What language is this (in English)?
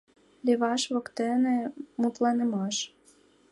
Mari